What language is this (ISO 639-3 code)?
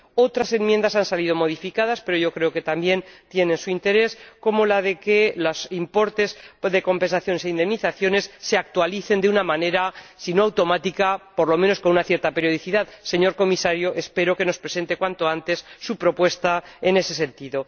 spa